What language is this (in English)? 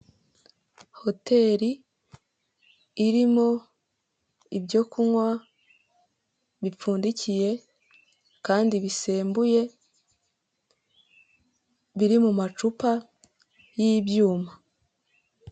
Kinyarwanda